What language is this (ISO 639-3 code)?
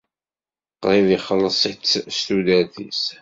kab